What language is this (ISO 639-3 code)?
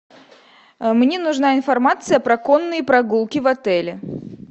rus